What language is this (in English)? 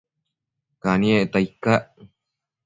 Matsés